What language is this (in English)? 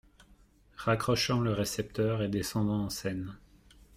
French